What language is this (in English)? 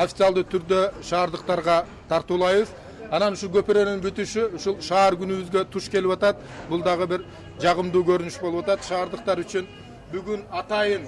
Turkish